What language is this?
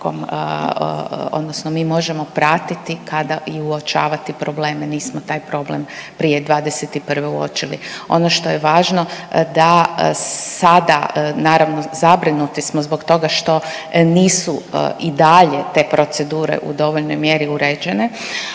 Croatian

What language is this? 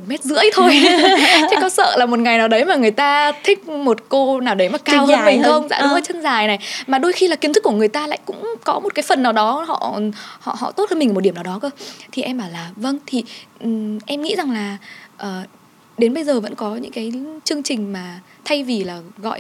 Vietnamese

